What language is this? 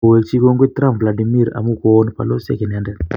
Kalenjin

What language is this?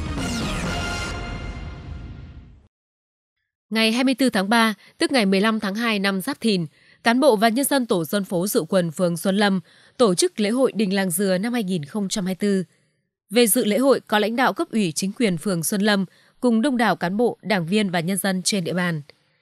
Vietnamese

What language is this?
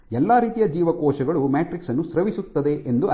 Kannada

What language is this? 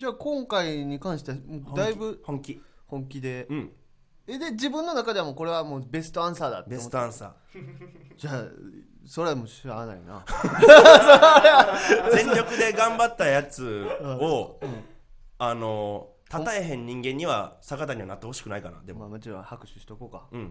Japanese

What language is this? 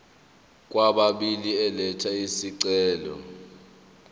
Zulu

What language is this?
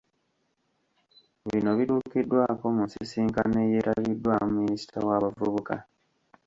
Ganda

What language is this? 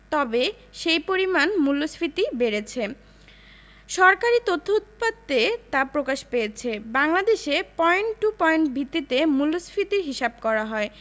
Bangla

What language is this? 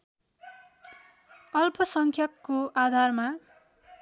Nepali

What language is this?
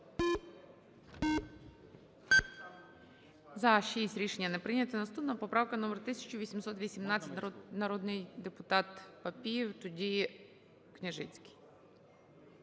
Ukrainian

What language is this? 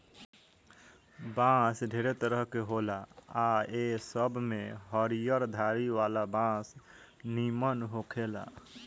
Bhojpuri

